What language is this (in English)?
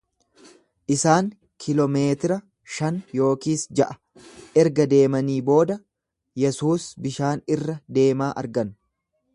Oromo